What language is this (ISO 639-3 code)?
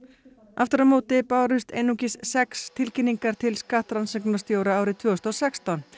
isl